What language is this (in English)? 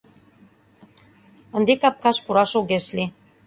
Mari